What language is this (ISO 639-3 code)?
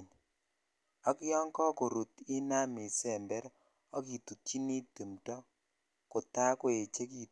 kln